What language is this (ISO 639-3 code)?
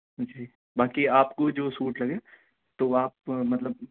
urd